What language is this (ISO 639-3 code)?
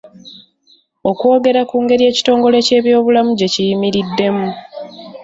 lug